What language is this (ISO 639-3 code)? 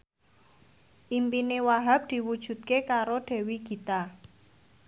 jav